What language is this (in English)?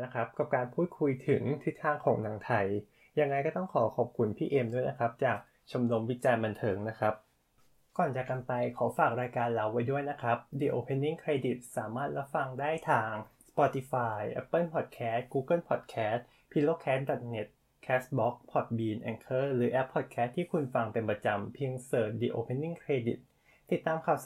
Thai